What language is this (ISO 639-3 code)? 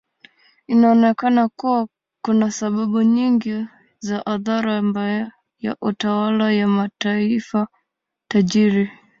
swa